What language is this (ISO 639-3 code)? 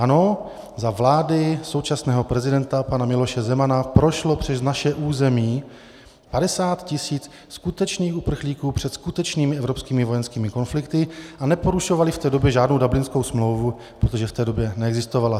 ces